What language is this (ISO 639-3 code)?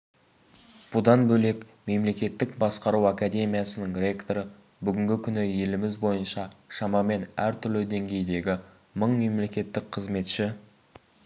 kaz